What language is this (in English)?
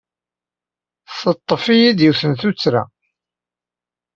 Kabyle